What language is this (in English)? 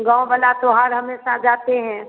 Hindi